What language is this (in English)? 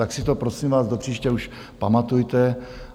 Czech